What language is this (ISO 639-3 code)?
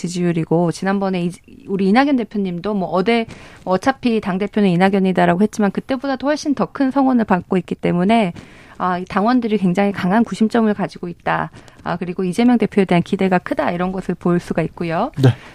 kor